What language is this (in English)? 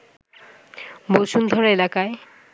Bangla